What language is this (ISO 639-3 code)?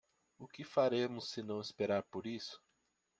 por